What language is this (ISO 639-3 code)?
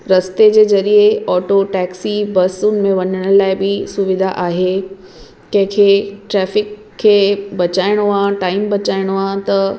snd